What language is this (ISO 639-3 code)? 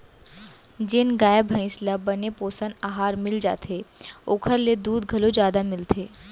hne